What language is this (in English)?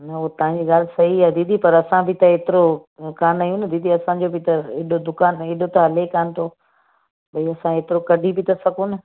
Sindhi